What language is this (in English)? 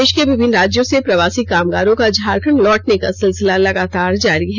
Hindi